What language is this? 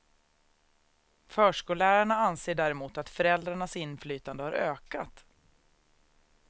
Swedish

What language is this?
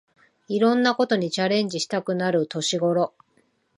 Japanese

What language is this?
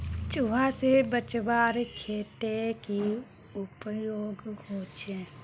Magahi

